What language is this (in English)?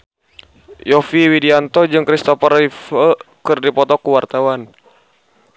Sundanese